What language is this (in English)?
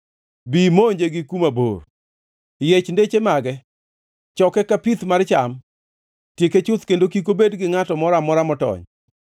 Luo (Kenya and Tanzania)